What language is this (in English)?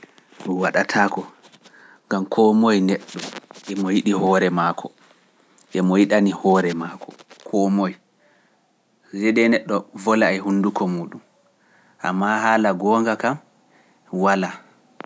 Pular